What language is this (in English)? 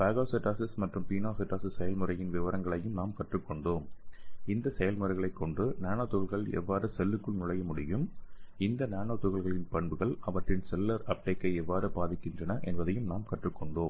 Tamil